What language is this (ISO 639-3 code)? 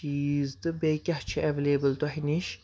kas